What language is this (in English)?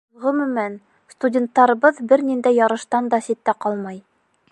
Bashkir